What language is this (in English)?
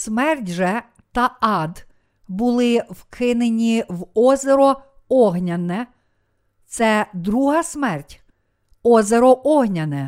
Ukrainian